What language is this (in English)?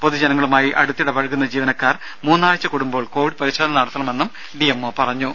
Malayalam